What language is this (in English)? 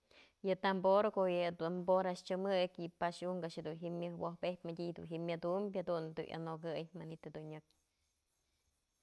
Mazatlán Mixe